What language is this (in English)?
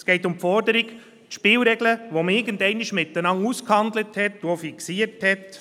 Swiss German